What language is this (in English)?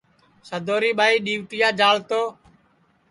Sansi